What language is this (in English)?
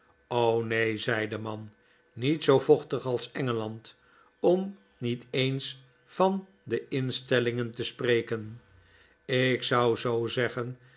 Dutch